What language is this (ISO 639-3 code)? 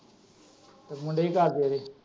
pan